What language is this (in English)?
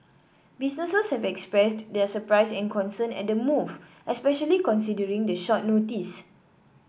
English